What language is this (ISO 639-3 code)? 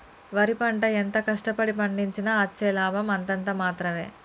tel